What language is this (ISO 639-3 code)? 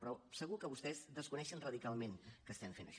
cat